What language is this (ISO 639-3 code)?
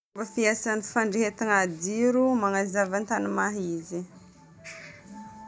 bmm